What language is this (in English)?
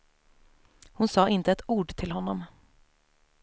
Swedish